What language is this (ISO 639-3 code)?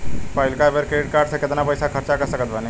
bho